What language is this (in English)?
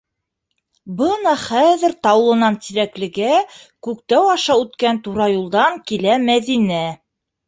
Bashkir